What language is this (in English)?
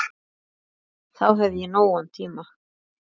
Icelandic